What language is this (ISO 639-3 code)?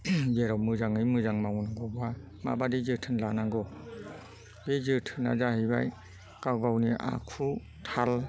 brx